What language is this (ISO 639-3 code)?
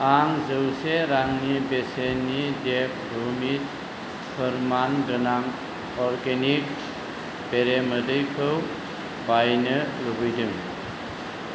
brx